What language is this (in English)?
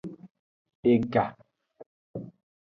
Aja (Benin)